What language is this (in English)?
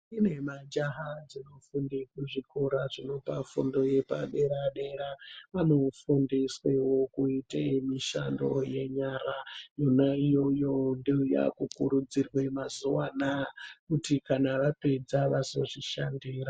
Ndau